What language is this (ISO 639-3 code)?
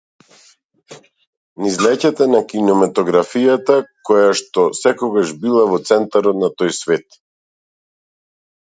mkd